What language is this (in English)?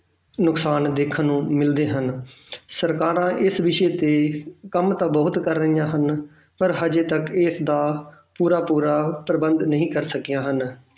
Punjabi